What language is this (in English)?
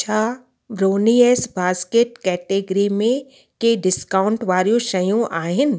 Sindhi